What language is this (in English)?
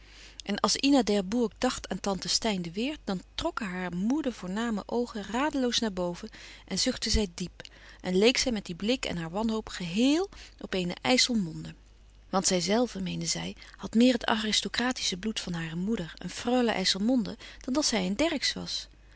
Dutch